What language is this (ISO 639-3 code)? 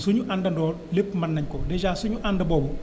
wol